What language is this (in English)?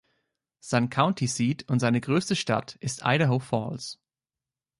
German